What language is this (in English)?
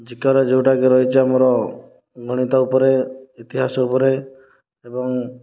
Odia